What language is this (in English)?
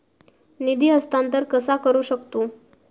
Marathi